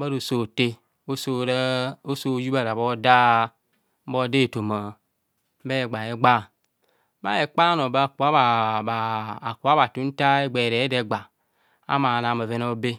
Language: Kohumono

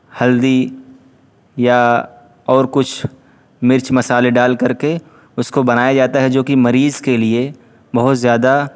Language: Urdu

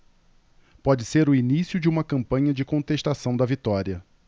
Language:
Portuguese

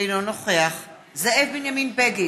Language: Hebrew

